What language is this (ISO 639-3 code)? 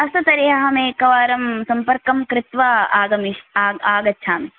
san